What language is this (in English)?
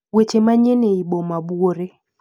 Luo (Kenya and Tanzania)